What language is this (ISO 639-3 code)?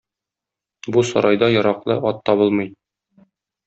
tat